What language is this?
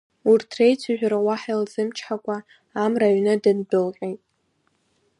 Abkhazian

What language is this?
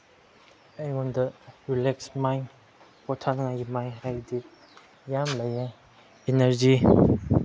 Manipuri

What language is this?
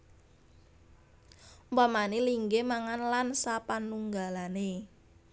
Javanese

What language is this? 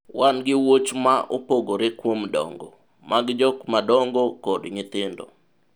Luo (Kenya and Tanzania)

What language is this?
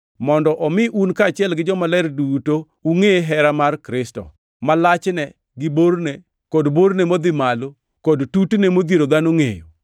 Luo (Kenya and Tanzania)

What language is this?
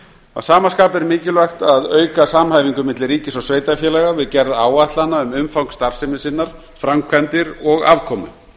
Icelandic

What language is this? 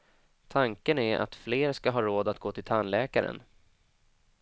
Swedish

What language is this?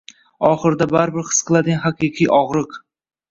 Uzbek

